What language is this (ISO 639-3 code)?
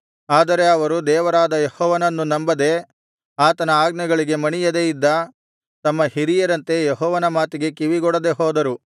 kan